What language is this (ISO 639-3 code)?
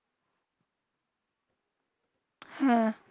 ben